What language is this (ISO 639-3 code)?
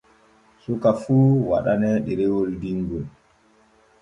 fue